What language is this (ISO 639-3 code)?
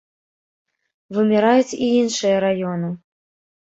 bel